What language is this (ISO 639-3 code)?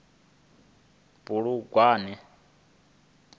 ven